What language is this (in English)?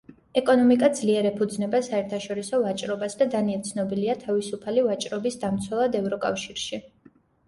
Georgian